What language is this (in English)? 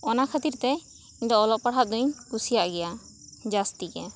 Santali